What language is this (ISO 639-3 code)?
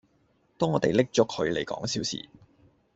yue